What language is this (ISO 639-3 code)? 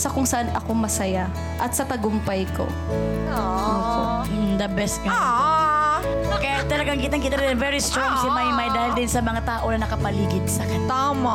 fil